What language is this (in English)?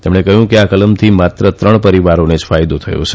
Gujarati